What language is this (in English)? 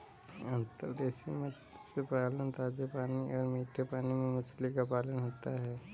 Hindi